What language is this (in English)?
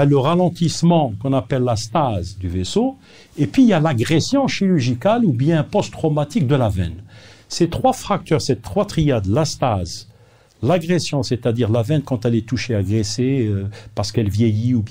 French